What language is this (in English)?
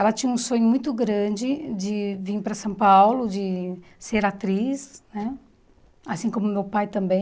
Portuguese